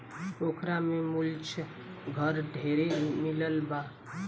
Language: Bhojpuri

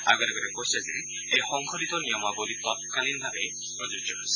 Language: Assamese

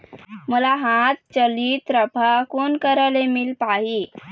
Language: Chhattisgarhi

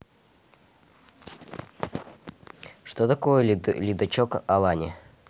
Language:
Russian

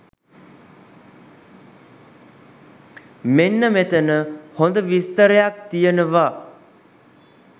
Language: Sinhala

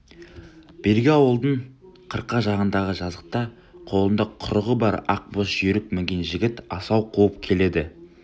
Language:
Kazakh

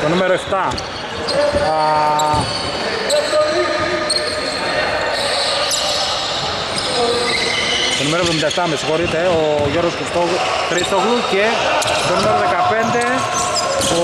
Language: Greek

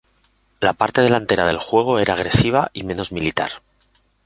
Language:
Spanish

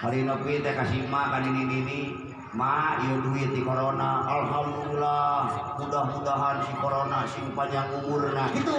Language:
Indonesian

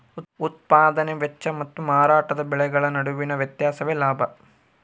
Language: Kannada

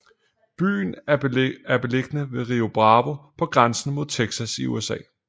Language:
Danish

